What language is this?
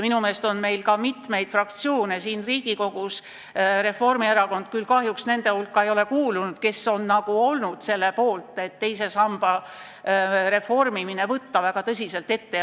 Estonian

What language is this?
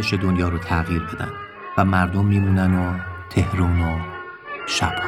Persian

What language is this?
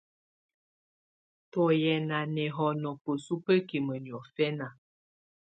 Tunen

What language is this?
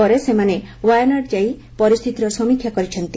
Odia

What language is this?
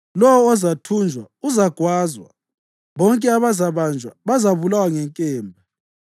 North Ndebele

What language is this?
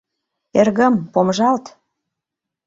Mari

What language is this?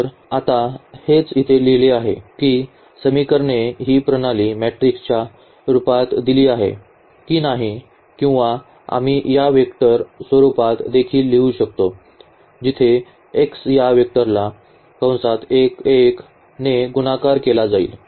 Marathi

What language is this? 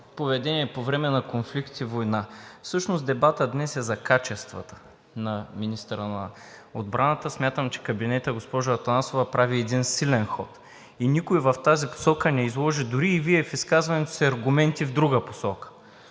Bulgarian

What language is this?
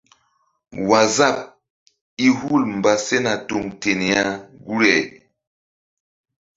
Mbum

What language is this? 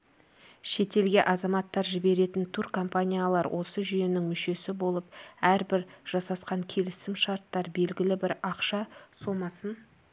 Kazakh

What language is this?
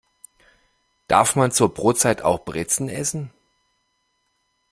German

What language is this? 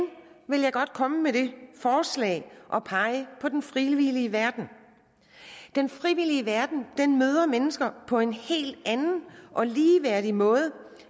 Danish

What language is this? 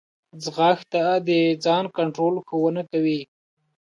Pashto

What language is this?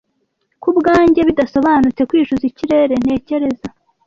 Kinyarwanda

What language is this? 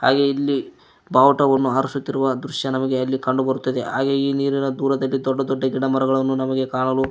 Kannada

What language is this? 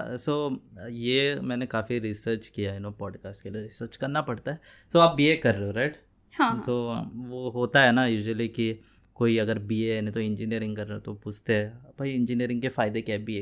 Hindi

